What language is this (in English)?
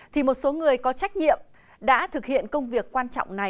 Vietnamese